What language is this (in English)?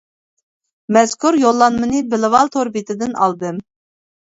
Uyghur